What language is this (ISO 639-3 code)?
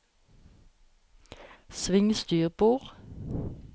nor